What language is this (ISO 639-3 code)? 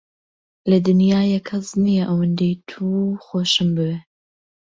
ckb